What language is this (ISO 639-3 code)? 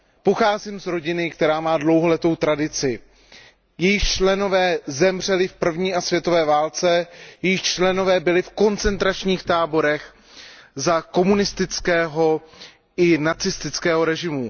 ces